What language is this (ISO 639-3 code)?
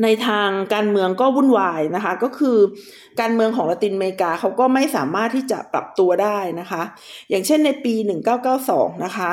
tha